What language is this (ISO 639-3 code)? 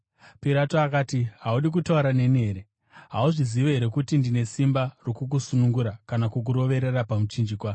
sna